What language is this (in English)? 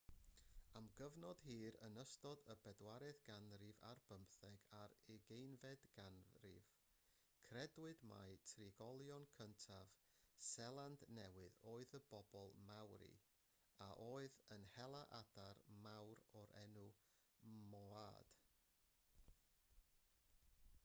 Welsh